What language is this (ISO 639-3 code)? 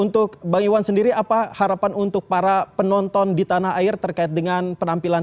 ind